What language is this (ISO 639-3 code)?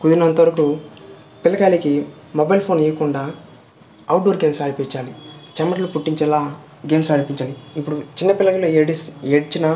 tel